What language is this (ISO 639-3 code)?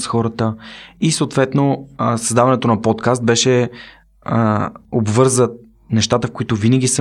bul